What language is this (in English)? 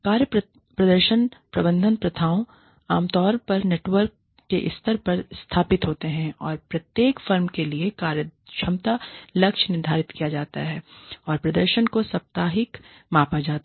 Hindi